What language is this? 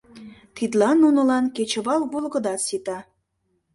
Mari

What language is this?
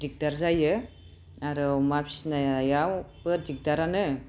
Bodo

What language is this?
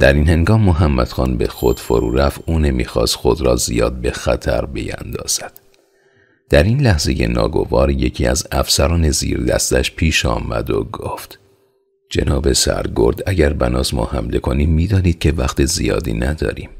Persian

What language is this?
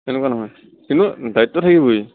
Assamese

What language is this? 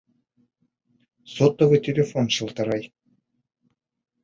Bashkir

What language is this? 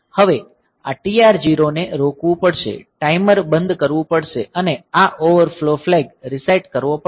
Gujarati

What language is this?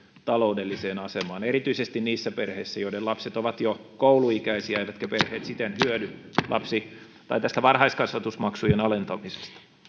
Finnish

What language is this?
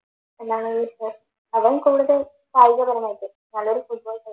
Malayalam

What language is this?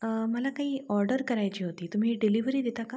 Marathi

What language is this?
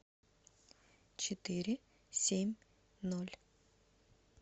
Russian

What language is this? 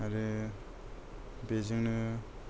Bodo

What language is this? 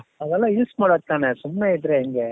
Kannada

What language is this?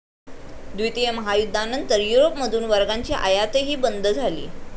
Marathi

